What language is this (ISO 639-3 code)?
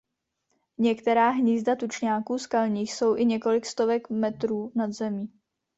ces